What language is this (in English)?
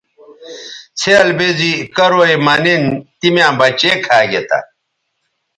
Bateri